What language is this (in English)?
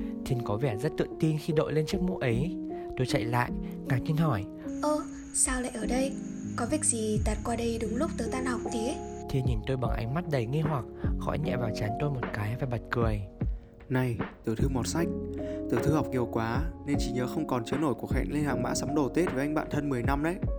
Vietnamese